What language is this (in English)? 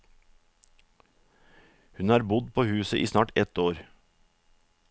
Norwegian